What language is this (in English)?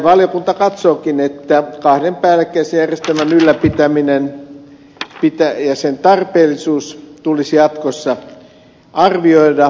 Finnish